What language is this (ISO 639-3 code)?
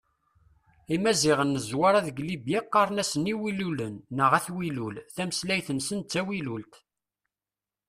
kab